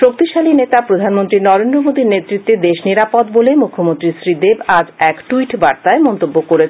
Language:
Bangla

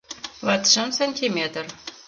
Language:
Mari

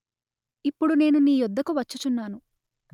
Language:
Telugu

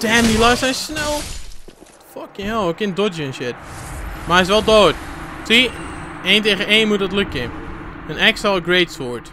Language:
Dutch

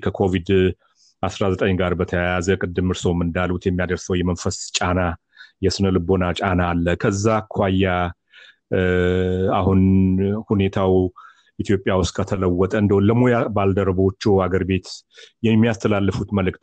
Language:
Amharic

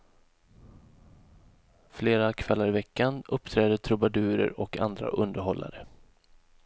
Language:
Swedish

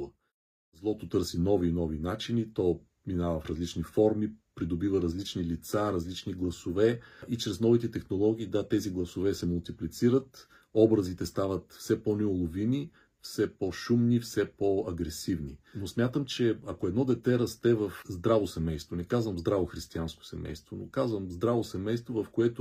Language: Bulgarian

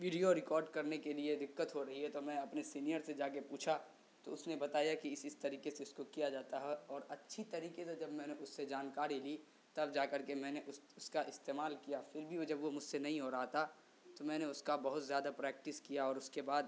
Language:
Urdu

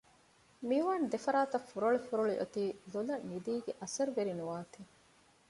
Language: Divehi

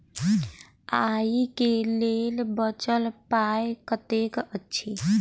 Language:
Maithili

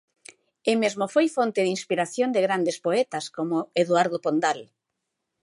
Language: Galician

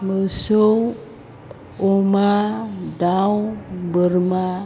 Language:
Bodo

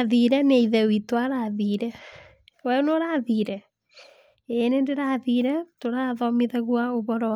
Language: Kikuyu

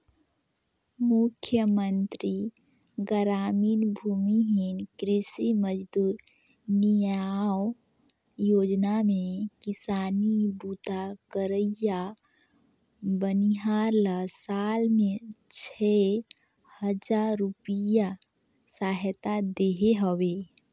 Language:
Chhattisgarhi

